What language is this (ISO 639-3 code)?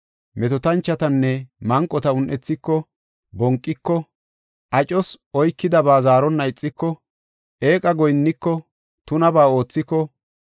gof